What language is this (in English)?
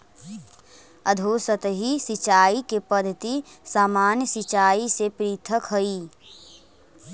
Magahi